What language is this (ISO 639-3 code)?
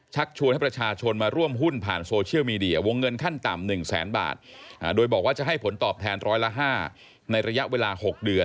tha